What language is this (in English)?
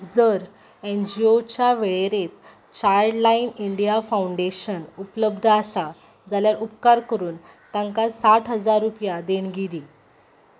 Konkani